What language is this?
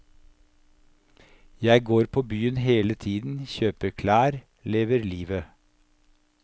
Norwegian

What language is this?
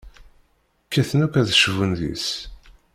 Kabyle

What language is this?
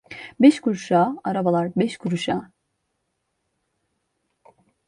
Turkish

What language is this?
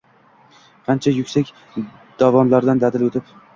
Uzbek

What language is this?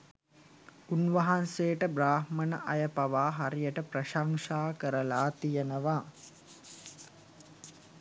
Sinhala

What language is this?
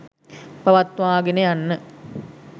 Sinhala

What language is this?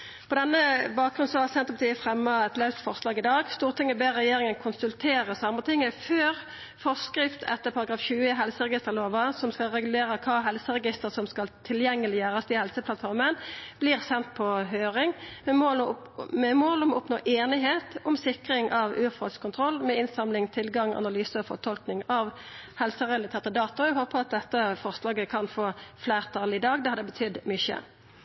Norwegian Nynorsk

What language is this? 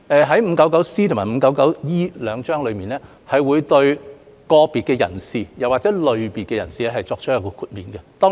Cantonese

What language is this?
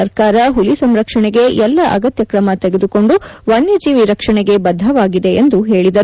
Kannada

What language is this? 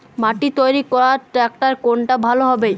Bangla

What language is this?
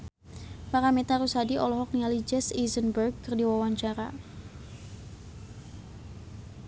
Sundanese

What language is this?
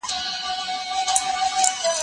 Pashto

